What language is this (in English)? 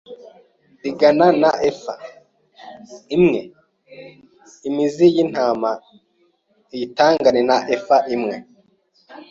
Kinyarwanda